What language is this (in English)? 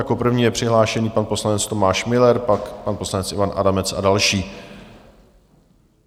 Czech